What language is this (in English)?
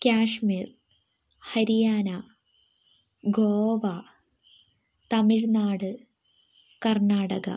Malayalam